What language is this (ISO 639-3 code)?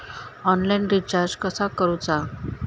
mar